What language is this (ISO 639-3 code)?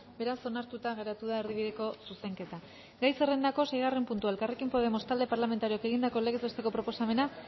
eus